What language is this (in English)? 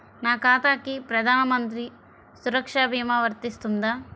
Telugu